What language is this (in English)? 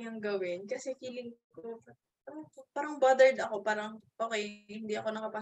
Filipino